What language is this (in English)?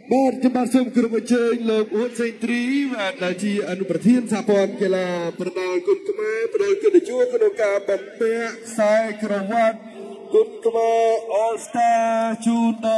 Thai